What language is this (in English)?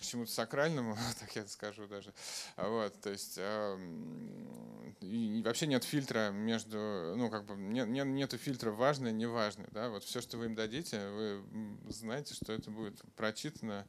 Russian